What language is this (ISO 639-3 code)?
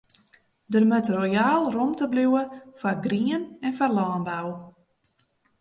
fry